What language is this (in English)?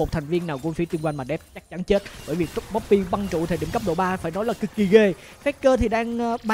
Vietnamese